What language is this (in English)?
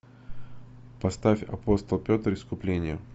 Russian